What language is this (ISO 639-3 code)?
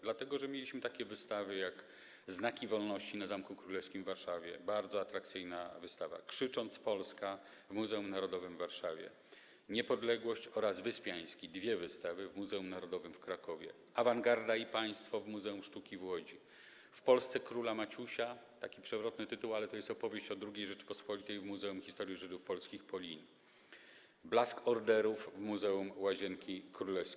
pol